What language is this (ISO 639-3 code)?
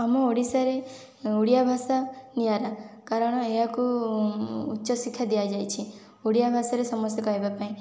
ori